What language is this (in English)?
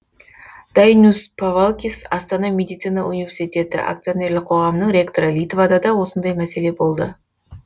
Kazakh